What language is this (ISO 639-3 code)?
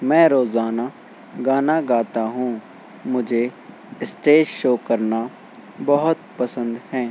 urd